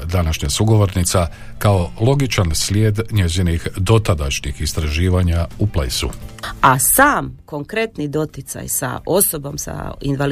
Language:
Croatian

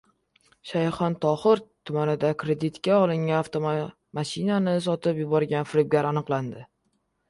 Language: Uzbek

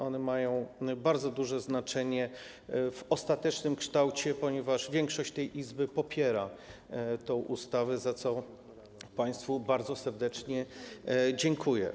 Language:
Polish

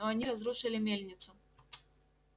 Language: Russian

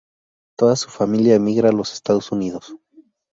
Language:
Spanish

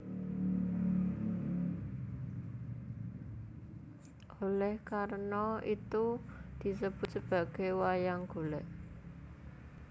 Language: Javanese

